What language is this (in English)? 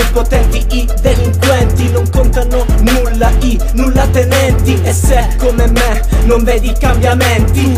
Italian